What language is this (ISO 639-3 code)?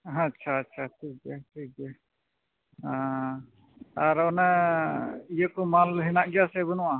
sat